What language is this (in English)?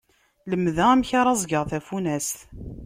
Kabyle